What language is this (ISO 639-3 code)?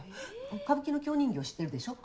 jpn